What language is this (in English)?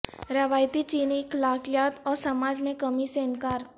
Urdu